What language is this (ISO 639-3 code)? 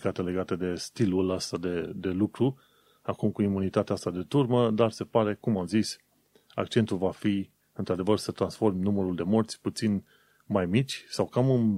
ron